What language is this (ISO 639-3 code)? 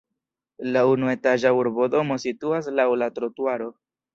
epo